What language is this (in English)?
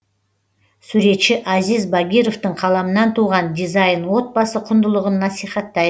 Kazakh